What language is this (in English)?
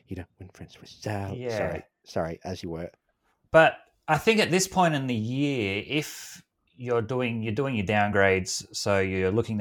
English